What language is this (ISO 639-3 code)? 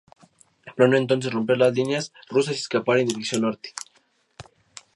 spa